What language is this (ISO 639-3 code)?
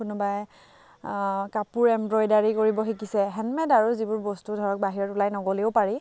asm